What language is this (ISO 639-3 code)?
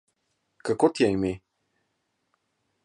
slv